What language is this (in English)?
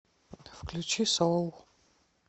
Russian